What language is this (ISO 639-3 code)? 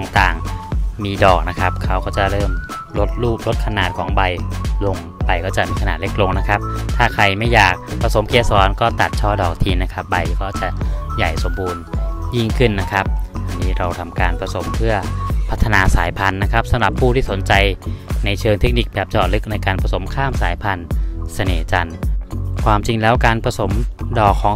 tha